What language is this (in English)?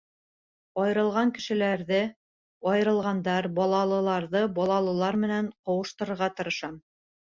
Bashkir